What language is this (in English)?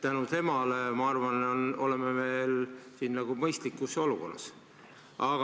Estonian